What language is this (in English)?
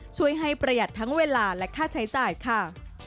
Thai